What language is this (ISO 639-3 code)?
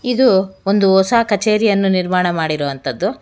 kan